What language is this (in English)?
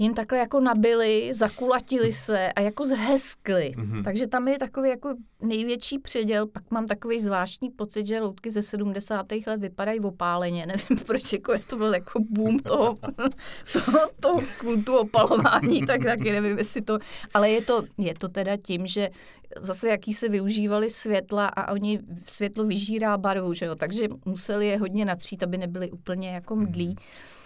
Czech